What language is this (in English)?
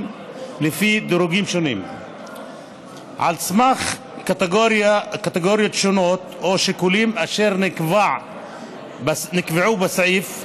Hebrew